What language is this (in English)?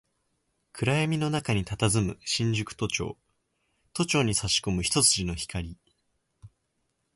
Japanese